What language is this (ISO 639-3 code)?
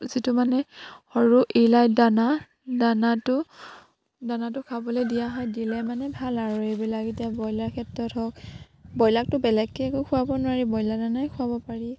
asm